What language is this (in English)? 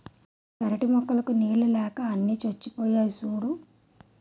Telugu